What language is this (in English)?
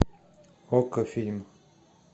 Russian